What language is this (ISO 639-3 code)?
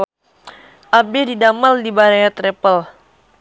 sun